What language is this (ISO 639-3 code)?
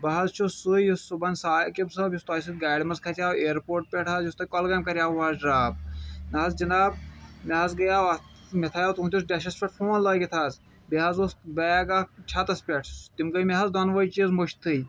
kas